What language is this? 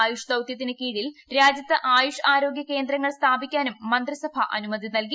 Malayalam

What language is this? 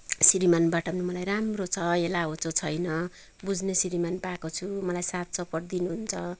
Nepali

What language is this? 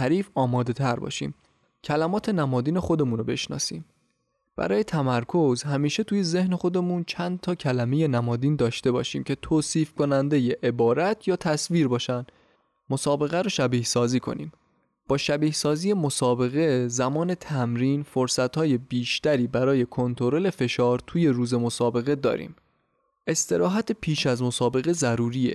Persian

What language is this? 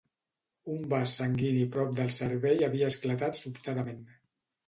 Catalan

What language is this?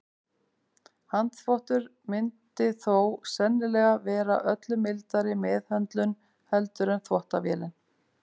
Icelandic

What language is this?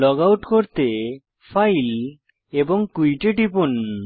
Bangla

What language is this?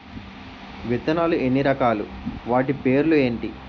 Telugu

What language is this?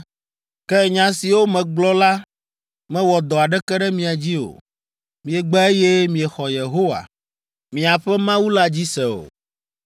Ewe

